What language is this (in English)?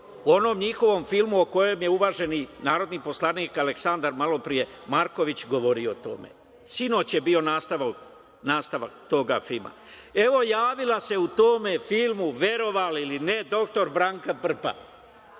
Serbian